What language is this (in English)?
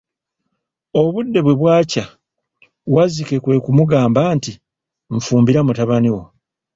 Ganda